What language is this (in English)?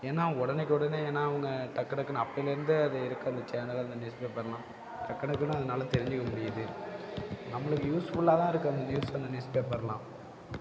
Tamil